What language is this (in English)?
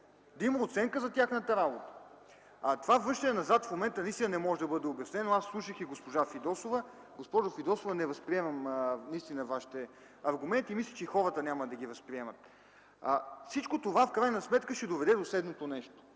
Bulgarian